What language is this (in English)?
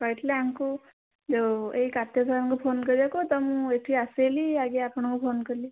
Odia